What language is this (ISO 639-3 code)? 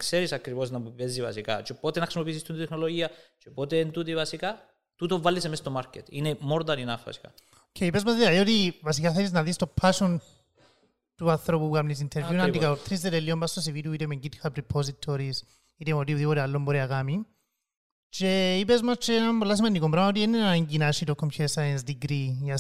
ell